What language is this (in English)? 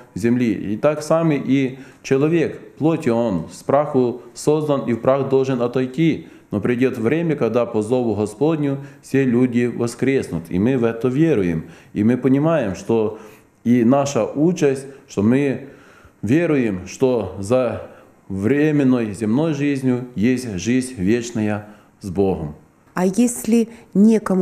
Russian